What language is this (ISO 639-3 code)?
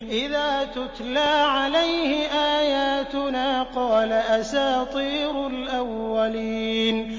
ara